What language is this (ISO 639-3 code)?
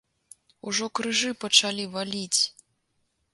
bel